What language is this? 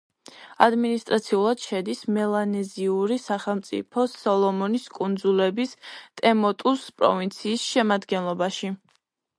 Georgian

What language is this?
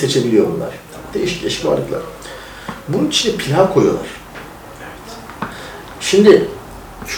Turkish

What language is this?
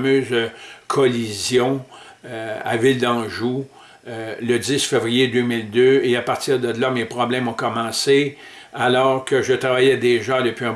French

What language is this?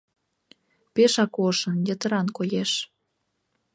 Mari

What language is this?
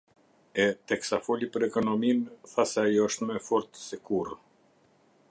Albanian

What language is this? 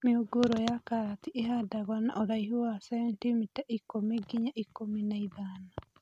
Kikuyu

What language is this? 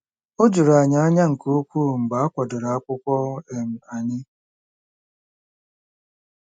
Igbo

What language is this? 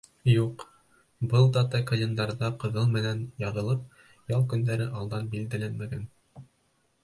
Bashkir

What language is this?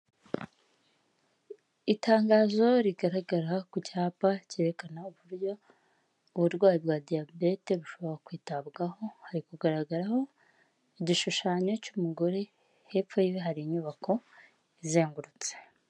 Kinyarwanda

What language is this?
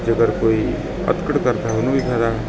Punjabi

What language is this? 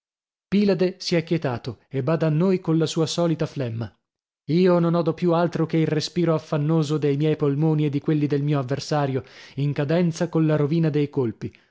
Italian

